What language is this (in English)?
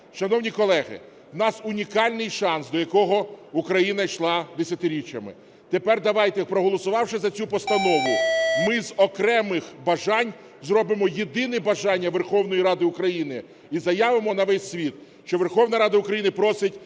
Ukrainian